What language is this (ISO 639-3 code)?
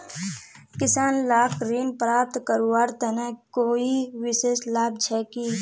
mag